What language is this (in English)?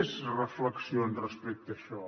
Catalan